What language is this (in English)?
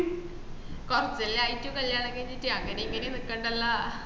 Malayalam